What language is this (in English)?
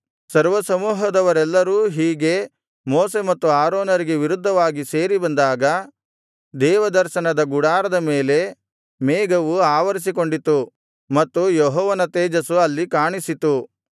Kannada